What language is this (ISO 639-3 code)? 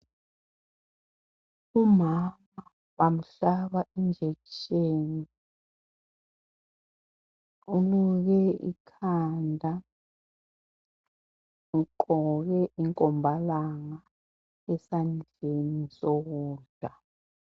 nde